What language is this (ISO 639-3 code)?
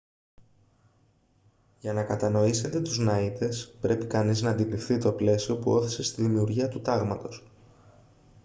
ell